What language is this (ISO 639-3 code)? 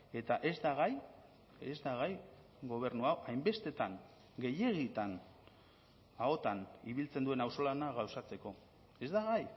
eus